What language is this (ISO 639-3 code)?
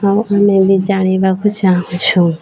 ori